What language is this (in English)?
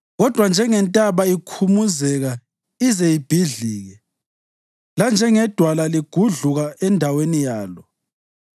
North Ndebele